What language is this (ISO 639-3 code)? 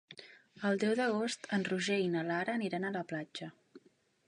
cat